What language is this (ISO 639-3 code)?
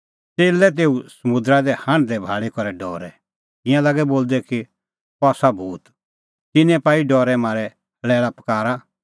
kfx